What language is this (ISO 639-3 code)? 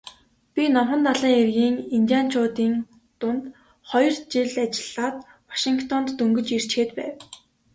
mon